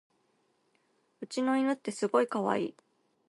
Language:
Japanese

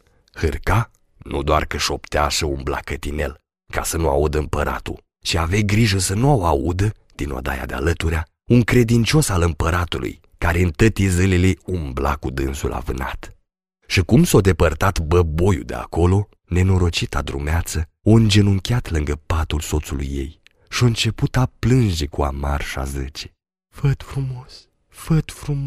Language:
Romanian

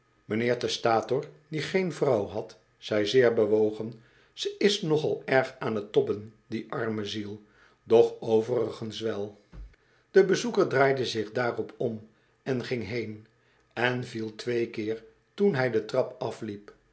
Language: Dutch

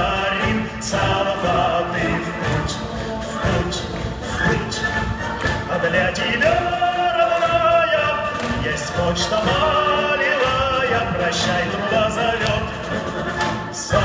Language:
Arabic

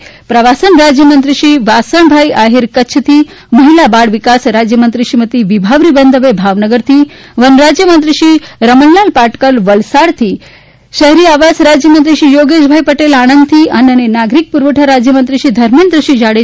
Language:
Gujarati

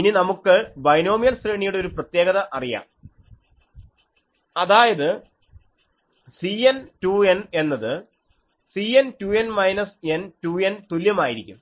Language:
Malayalam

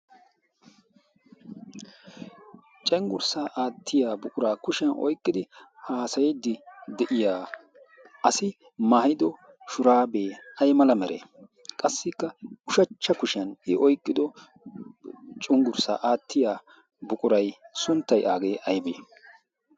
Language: Wolaytta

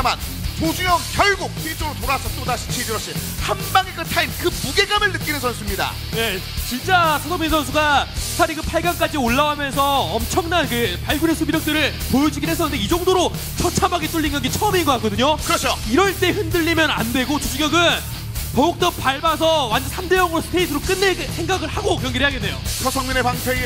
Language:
Korean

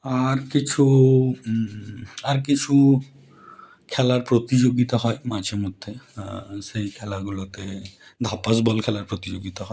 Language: Bangla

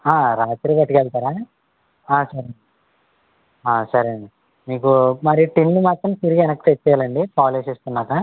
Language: Telugu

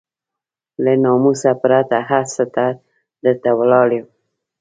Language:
Pashto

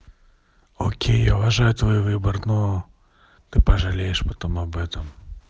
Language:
Russian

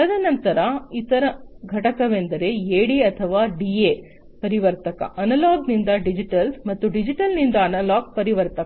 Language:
Kannada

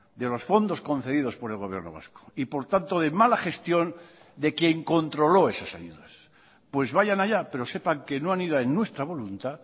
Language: Spanish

